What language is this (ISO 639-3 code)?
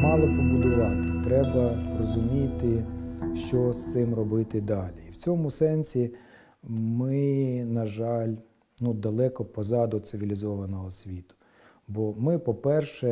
ukr